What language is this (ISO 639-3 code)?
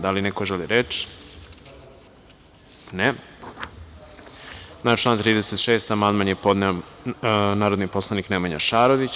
srp